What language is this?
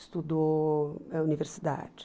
Portuguese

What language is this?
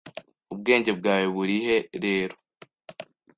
Kinyarwanda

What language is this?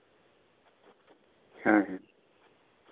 Santali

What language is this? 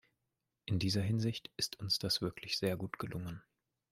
German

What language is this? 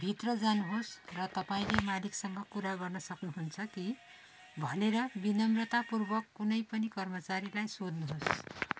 Nepali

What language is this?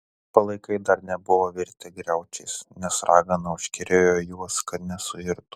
Lithuanian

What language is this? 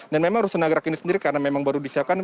Indonesian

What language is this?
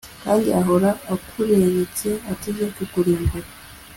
Kinyarwanda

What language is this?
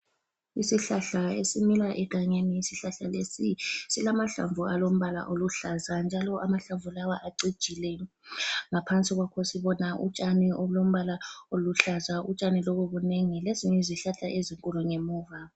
North Ndebele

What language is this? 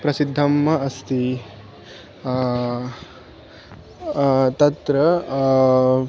Sanskrit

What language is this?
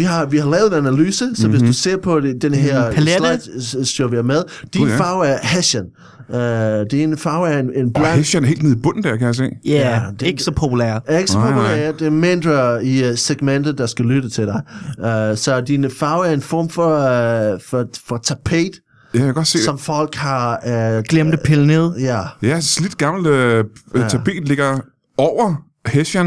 Danish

